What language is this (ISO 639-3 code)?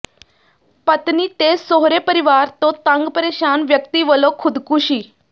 pan